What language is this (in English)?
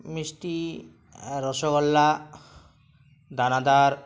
Bangla